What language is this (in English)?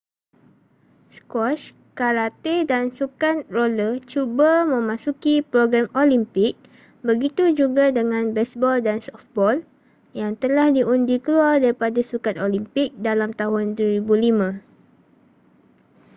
Malay